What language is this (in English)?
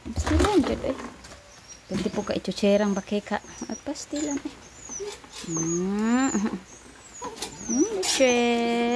Filipino